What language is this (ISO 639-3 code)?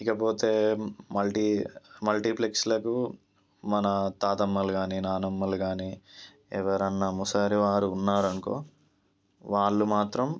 tel